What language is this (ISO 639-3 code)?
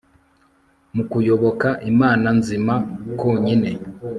kin